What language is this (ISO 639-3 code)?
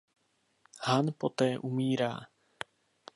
ces